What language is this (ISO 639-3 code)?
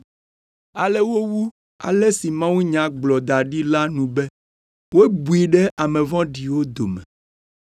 ewe